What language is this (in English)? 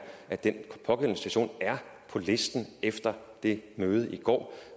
Danish